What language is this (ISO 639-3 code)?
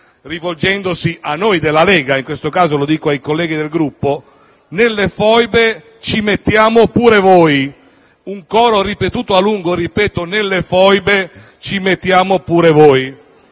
ita